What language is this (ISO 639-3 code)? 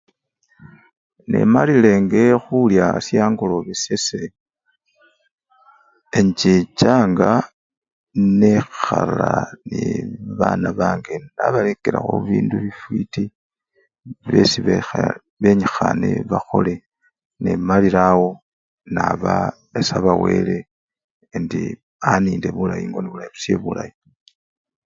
luy